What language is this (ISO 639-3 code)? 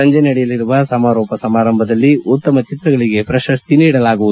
kan